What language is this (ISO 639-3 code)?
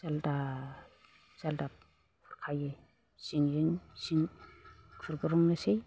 brx